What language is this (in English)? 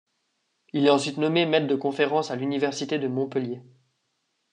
French